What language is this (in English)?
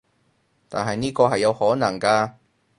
Cantonese